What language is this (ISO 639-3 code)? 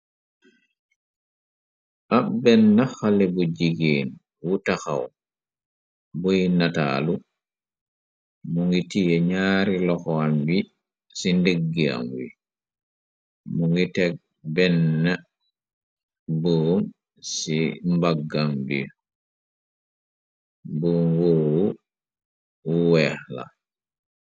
wol